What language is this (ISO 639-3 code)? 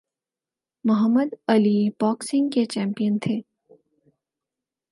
urd